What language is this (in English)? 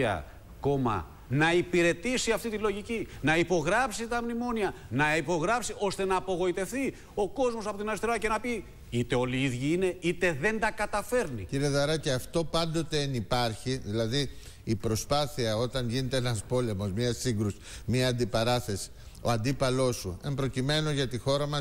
Greek